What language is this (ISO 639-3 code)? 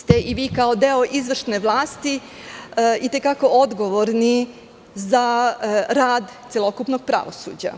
srp